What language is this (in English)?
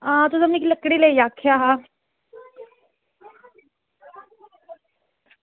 Dogri